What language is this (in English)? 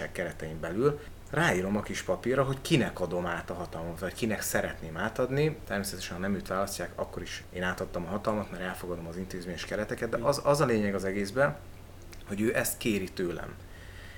Hungarian